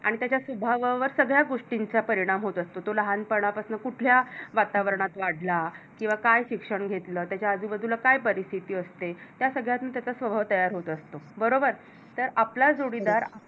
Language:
Marathi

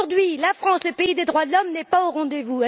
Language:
French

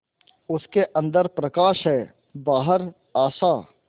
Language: Hindi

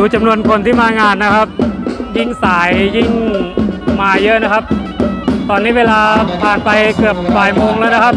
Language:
Thai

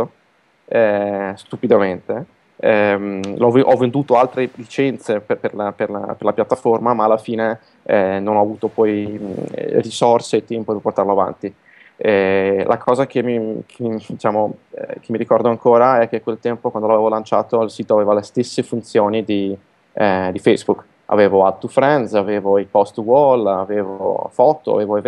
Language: Italian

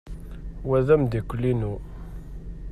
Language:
Kabyle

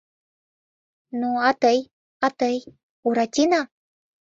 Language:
Mari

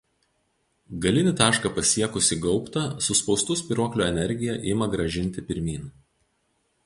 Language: Lithuanian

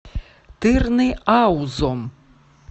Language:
Russian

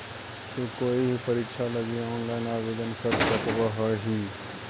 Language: Magahi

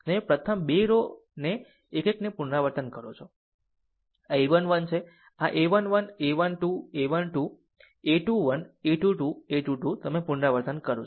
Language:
Gujarati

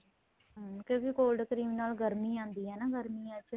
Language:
Punjabi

